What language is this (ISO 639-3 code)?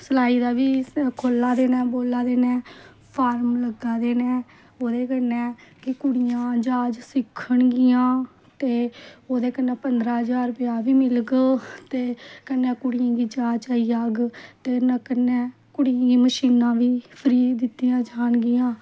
doi